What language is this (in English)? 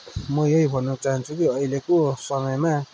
Nepali